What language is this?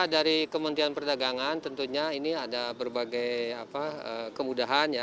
Indonesian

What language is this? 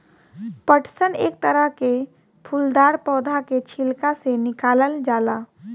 Bhojpuri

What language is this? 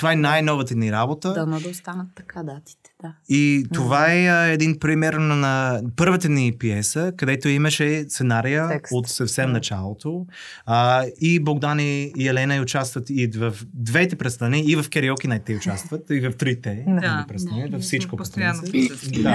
Bulgarian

